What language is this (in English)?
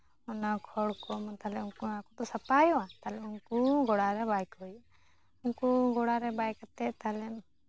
Santali